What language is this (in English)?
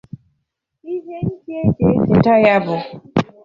Igbo